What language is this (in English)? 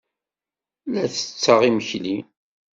Kabyle